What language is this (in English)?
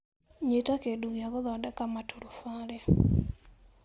Kikuyu